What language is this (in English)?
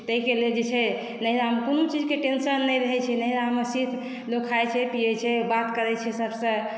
Maithili